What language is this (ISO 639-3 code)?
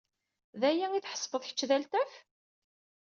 kab